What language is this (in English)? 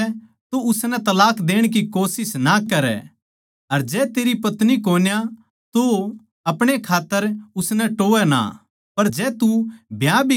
Haryanvi